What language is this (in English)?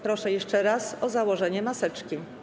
Polish